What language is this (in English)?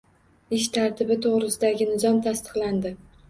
Uzbek